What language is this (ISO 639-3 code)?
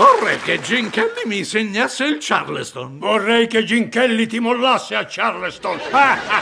ita